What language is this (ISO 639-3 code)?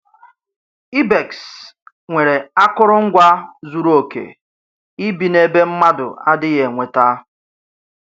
ibo